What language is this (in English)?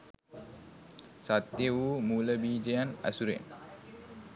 Sinhala